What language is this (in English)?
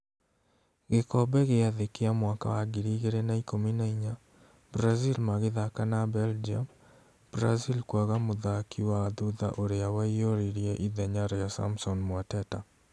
Kikuyu